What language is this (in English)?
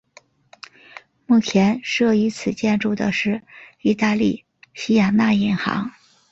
Chinese